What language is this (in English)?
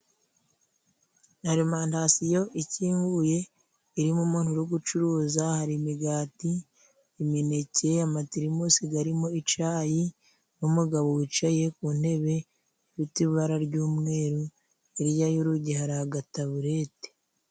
Kinyarwanda